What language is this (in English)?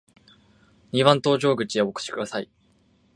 Japanese